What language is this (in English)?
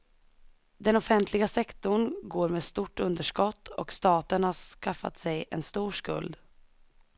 Swedish